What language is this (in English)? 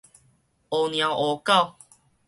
Min Nan Chinese